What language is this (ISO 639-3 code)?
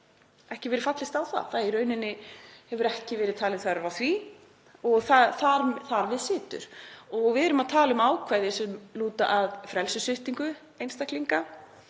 isl